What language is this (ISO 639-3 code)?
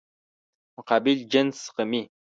pus